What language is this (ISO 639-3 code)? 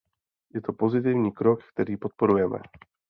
ces